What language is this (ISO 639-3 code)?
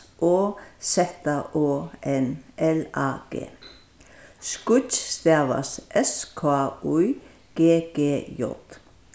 fao